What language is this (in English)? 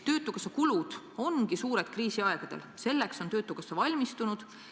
Estonian